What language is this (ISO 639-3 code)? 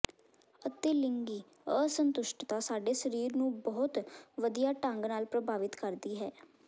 pan